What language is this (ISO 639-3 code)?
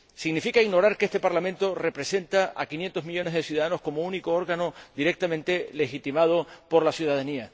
spa